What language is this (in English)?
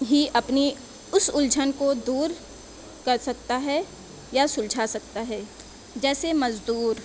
Urdu